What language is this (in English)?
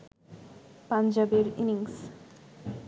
Bangla